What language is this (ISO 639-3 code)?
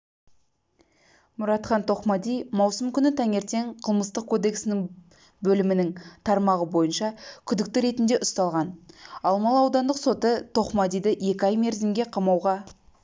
kaz